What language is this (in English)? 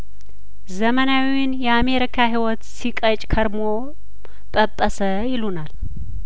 Amharic